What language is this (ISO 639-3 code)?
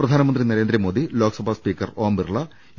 mal